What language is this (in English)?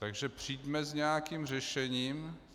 Czech